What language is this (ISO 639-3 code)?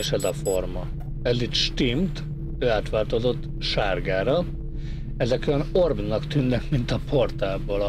hun